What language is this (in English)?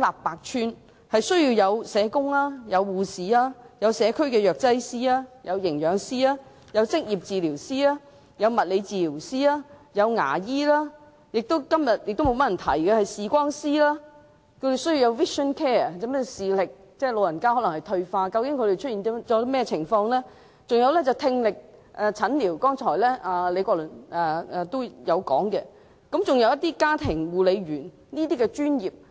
Cantonese